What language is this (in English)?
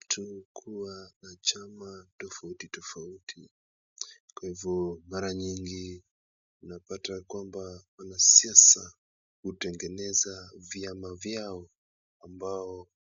Swahili